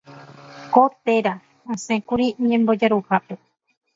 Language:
Guarani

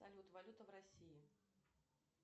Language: Russian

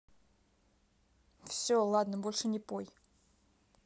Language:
Russian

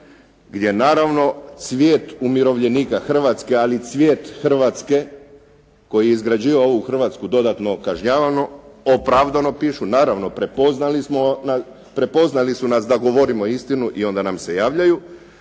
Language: Croatian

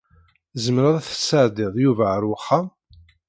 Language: Kabyle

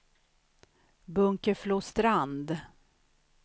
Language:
Swedish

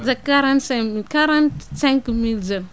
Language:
Wolof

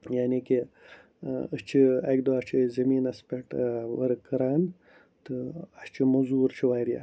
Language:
Kashmiri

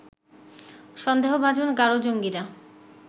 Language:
Bangla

